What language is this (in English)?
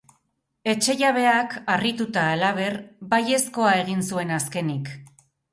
Basque